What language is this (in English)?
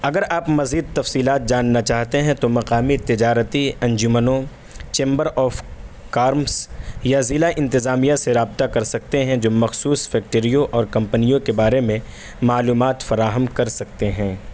Urdu